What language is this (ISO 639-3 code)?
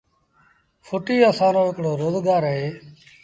sbn